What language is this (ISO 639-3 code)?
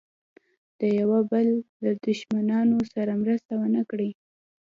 pus